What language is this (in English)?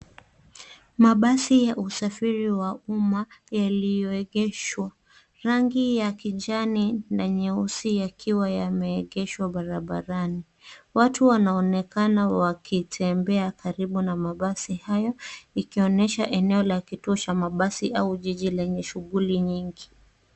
Swahili